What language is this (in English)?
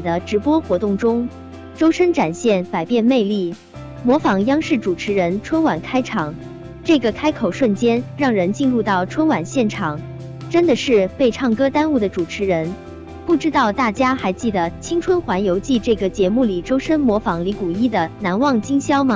Chinese